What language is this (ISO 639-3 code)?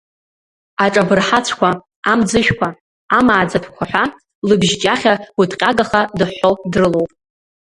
abk